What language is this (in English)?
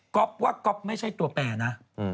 Thai